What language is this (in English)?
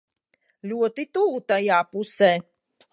Latvian